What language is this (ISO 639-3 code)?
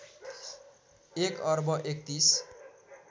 nep